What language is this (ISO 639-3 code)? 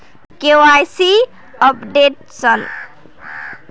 mag